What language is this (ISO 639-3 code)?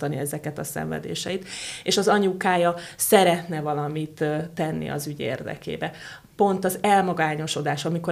hun